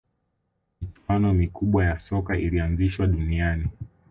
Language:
Swahili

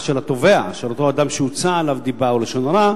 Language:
Hebrew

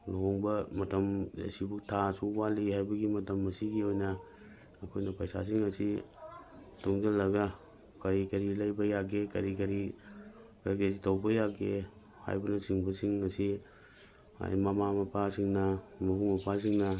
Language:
Manipuri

